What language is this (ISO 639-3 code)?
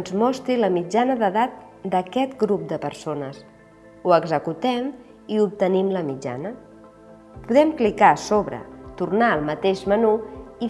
cat